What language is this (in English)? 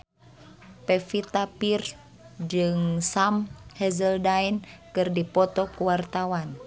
Sundanese